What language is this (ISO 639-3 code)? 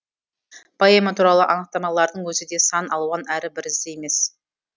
kaz